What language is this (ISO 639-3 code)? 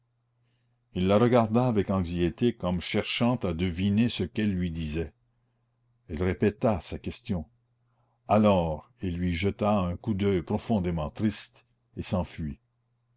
fra